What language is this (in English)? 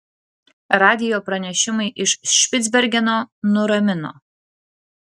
Lithuanian